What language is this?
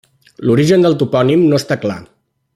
Catalan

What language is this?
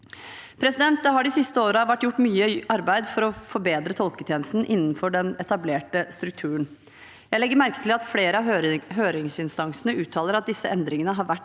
Norwegian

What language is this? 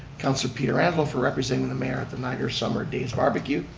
English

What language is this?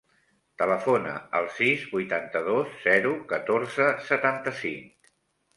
Catalan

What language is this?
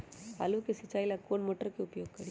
Magahi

